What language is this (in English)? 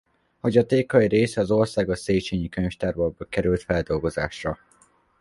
Hungarian